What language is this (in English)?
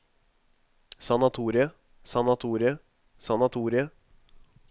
Norwegian